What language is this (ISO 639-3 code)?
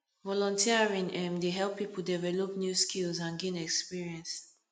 pcm